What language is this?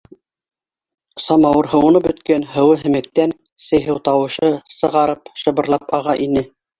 Bashkir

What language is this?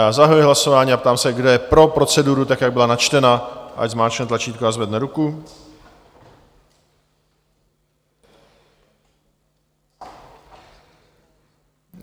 Czech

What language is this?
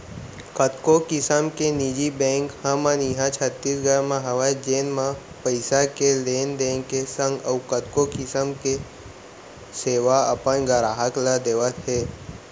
Chhattisgarhi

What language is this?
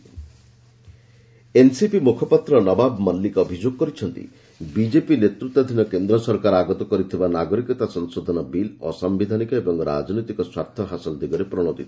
Odia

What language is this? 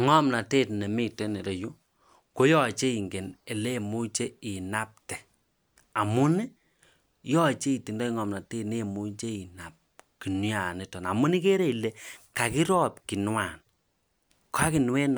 Kalenjin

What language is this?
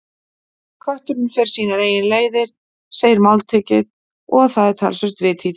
Icelandic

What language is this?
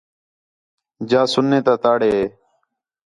Khetrani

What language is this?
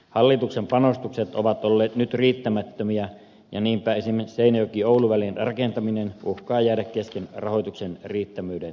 Finnish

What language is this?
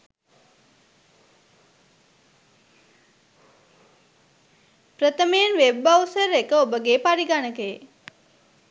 Sinhala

